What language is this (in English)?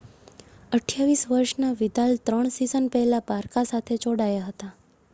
Gujarati